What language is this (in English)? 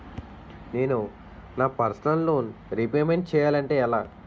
Telugu